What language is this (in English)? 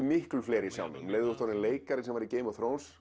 Icelandic